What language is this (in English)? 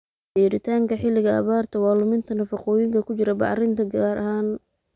Somali